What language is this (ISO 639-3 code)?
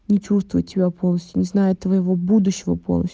rus